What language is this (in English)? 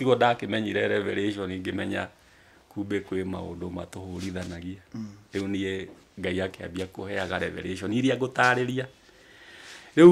French